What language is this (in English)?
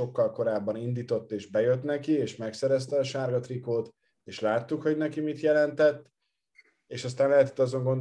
Hungarian